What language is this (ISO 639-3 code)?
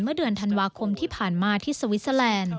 tha